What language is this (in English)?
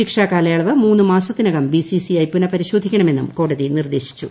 Malayalam